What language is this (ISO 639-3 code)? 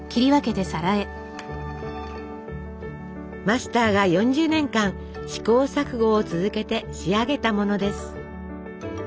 jpn